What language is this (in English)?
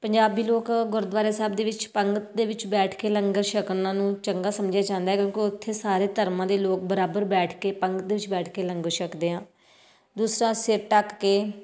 Punjabi